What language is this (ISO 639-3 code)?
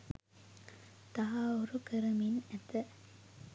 sin